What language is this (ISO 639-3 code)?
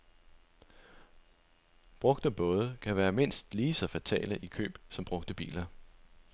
dan